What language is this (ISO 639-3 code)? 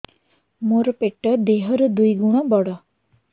ori